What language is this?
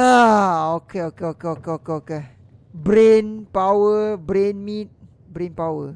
Malay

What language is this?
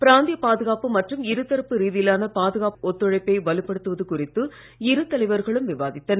Tamil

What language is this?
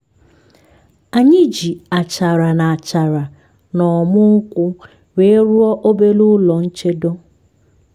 Igbo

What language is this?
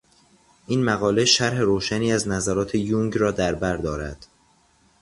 Persian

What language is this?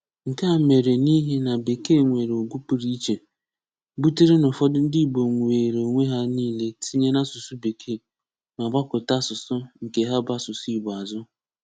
Igbo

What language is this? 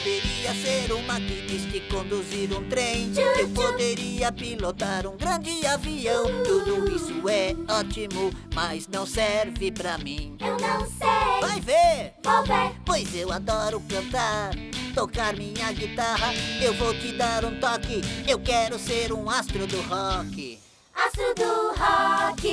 Portuguese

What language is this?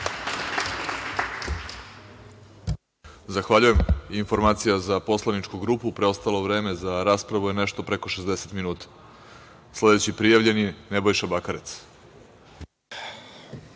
Serbian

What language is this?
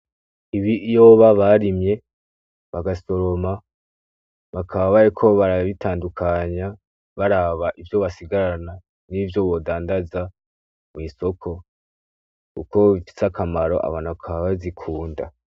Rundi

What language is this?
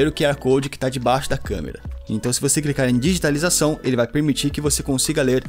Portuguese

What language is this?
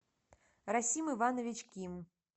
Russian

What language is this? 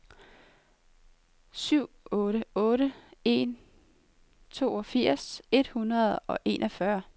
Danish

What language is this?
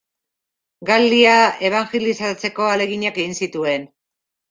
Basque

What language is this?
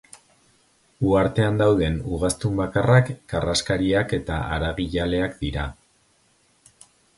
Basque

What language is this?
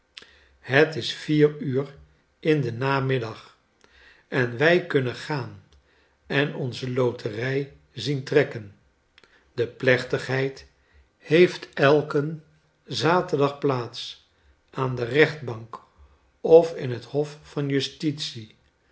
Dutch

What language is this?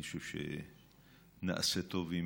Hebrew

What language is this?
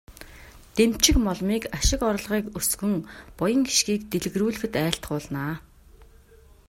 Mongolian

